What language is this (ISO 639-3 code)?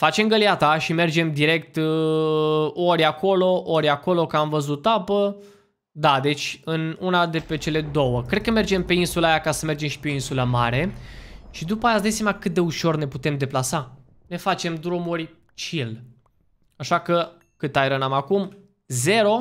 ron